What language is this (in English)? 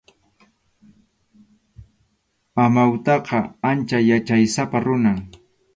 Arequipa-La Unión Quechua